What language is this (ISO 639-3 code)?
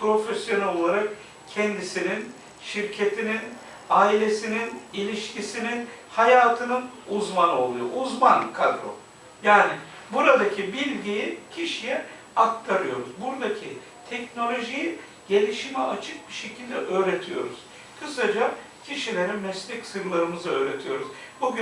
tur